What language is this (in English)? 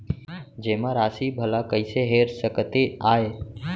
Chhattisgarhi